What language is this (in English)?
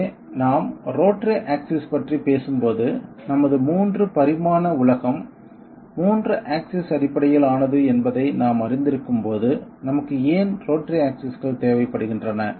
Tamil